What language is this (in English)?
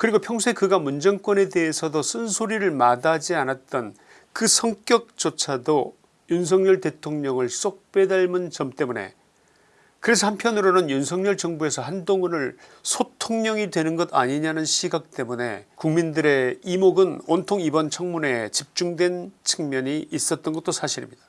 Korean